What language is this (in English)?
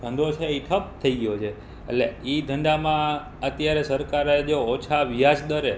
Gujarati